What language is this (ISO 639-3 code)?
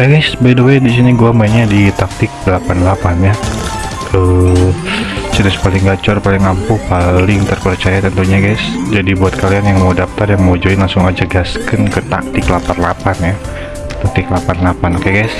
ind